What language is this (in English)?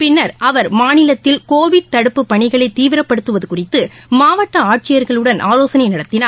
Tamil